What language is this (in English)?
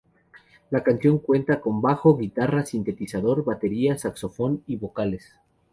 Spanish